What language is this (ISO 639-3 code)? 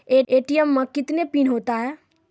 mai